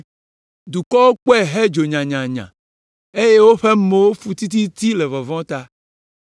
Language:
Ewe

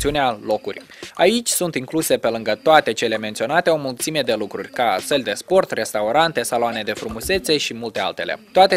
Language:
Romanian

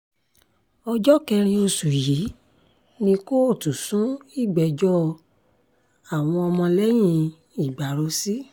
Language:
Yoruba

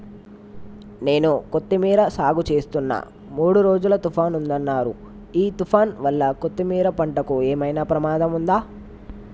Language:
Telugu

